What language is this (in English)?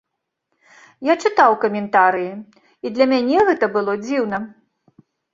Belarusian